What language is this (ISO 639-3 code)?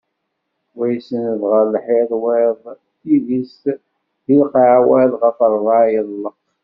kab